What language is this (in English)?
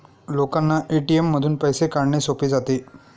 Marathi